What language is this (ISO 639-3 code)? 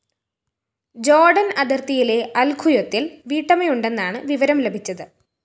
mal